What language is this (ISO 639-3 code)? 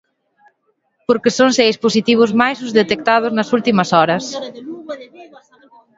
glg